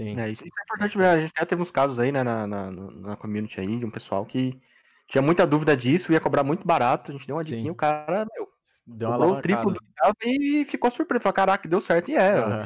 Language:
Portuguese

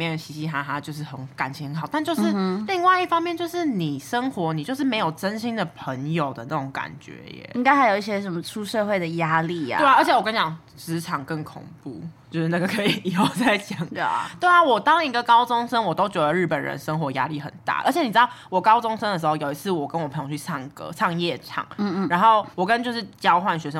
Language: Chinese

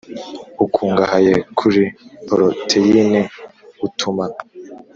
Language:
Kinyarwanda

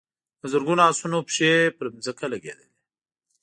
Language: Pashto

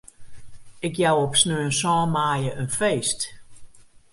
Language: Western Frisian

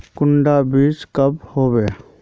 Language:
Magahi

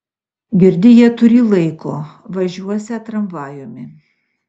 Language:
Lithuanian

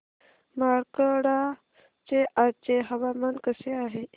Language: Marathi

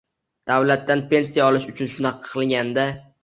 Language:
Uzbek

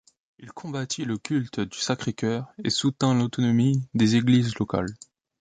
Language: French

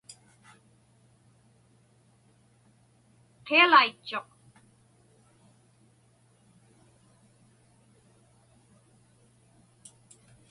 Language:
Inupiaq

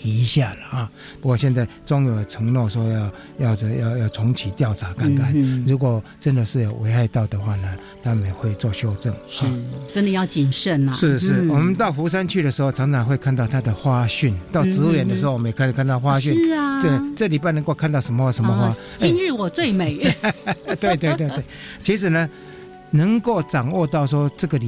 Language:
Chinese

